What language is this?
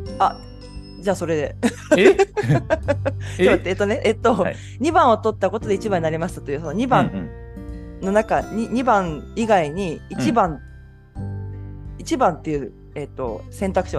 Japanese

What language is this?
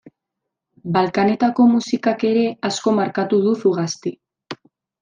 Basque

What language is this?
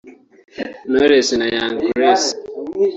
Kinyarwanda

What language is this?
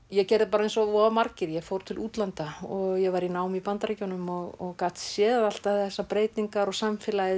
Icelandic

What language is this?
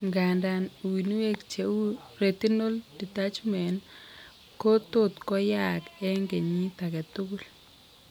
Kalenjin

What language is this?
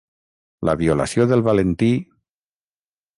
Catalan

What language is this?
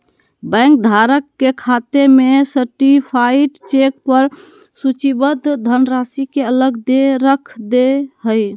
Magahi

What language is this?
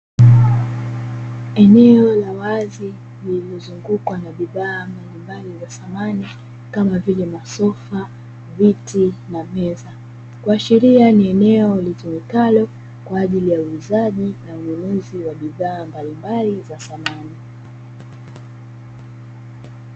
Swahili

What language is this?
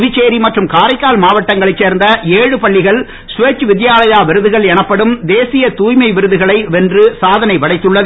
Tamil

